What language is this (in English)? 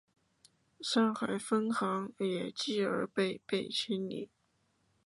Chinese